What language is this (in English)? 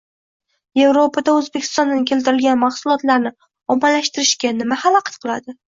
Uzbek